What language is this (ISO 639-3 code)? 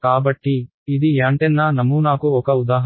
tel